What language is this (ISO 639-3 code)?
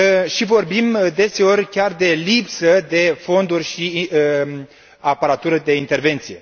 ron